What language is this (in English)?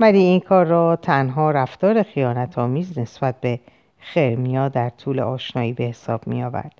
Persian